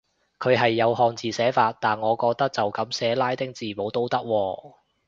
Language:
Cantonese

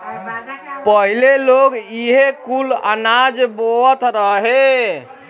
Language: Bhojpuri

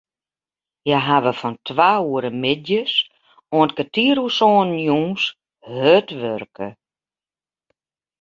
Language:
Western Frisian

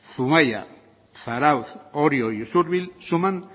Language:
Basque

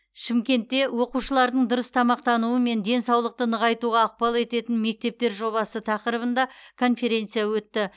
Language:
Kazakh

